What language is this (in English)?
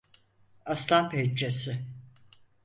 Turkish